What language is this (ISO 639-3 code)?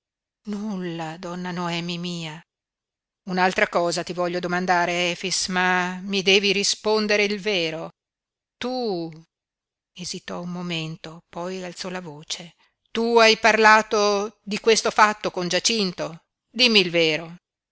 ita